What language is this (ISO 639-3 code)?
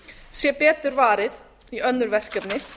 isl